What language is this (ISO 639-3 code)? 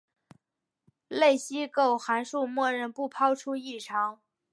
zho